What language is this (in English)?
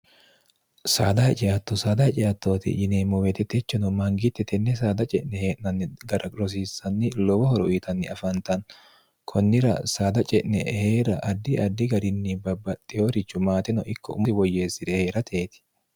Sidamo